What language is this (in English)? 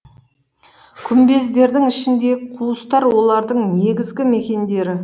Kazakh